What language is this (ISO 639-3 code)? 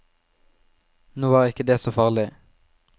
nor